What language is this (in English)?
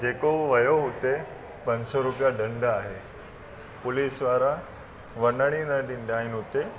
Sindhi